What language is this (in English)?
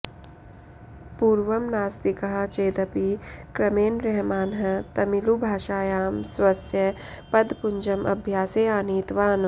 Sanskrit